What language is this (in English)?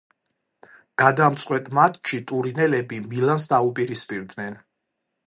Georgian